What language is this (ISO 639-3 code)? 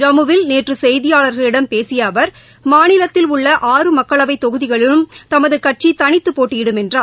tam